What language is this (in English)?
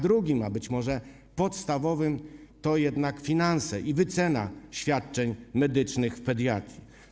Polish